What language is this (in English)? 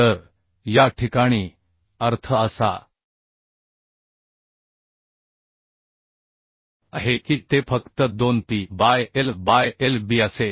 Marathi